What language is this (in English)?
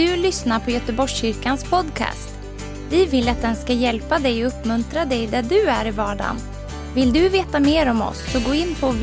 Swedish